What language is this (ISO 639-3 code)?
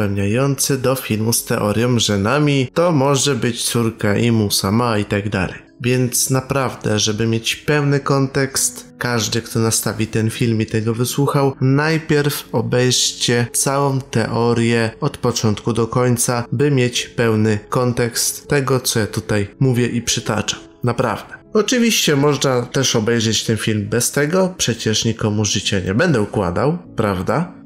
pol